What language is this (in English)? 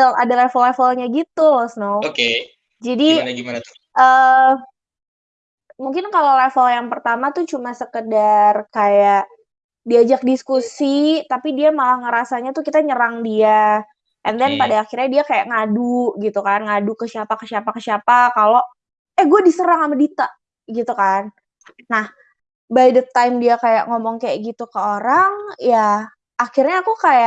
Indonesian